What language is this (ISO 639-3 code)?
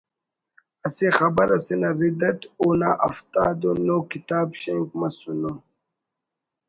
brh